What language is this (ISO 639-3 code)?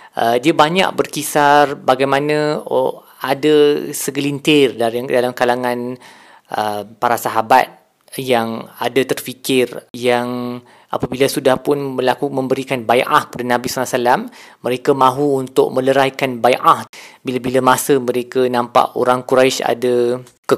msa